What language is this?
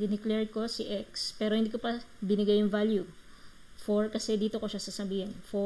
Filipino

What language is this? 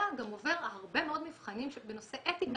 Hebrew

